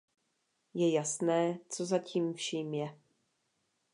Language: Czech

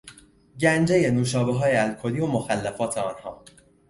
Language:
Persian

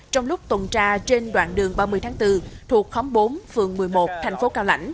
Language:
Vietnamese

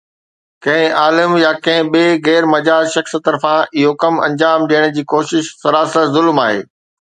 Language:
Sindhi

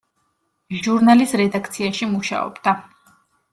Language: Georgian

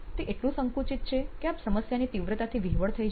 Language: Gujarati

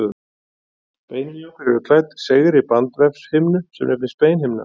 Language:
Icelandic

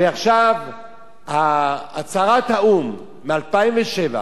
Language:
Hebrew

